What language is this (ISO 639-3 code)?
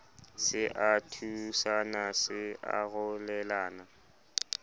sot